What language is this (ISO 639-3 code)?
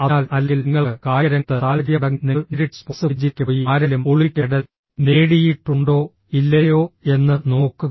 mal